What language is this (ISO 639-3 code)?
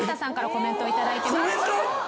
jpn